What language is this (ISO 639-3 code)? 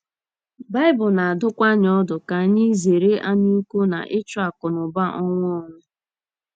ibo